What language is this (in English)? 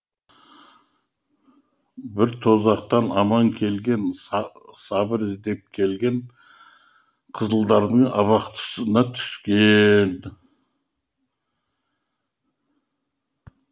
Kazakh